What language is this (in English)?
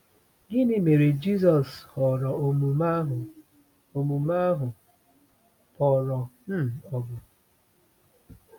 Igbo